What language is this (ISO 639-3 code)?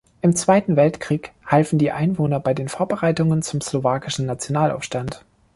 deu